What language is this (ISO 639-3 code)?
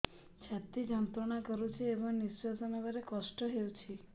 ori